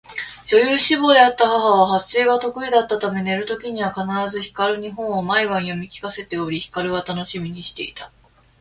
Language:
Japanese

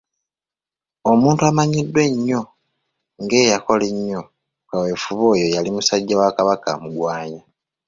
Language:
Ganda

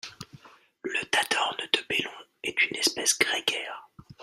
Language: French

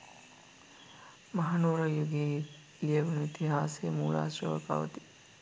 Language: Sinhala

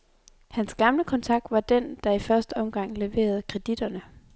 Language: Danish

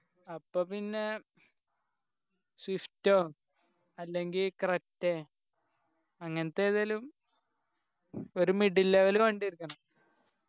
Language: Malayalam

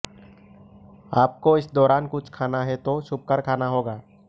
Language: Hindi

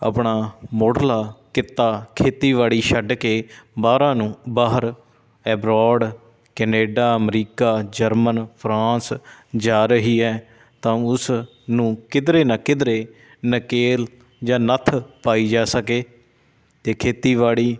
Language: Punjabi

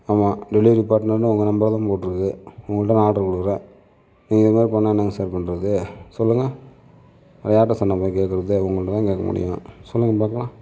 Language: Tamil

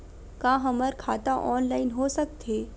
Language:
Chhattisgarhi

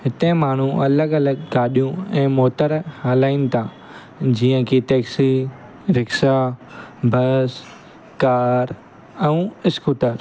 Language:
Sindhi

